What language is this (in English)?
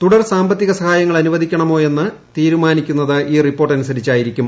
Malayalam